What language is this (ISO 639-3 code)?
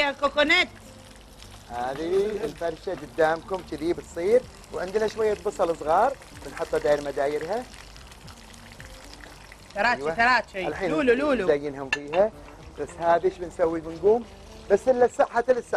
ara